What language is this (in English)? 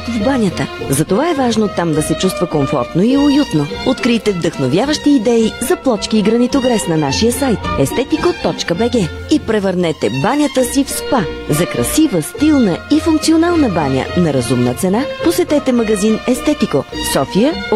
Bulgarian